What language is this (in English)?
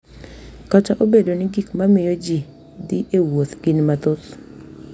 Luo (Kenya and Tanzania)